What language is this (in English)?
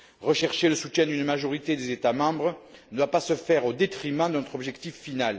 French